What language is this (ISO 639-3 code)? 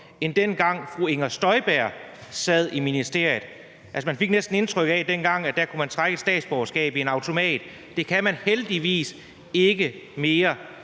dan